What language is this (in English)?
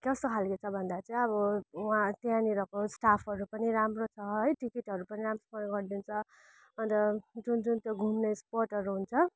Nepali